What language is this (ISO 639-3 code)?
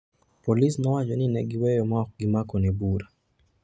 luo